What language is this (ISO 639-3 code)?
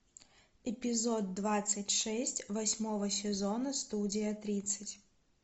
rus